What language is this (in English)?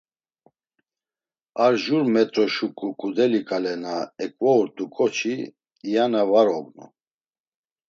Laz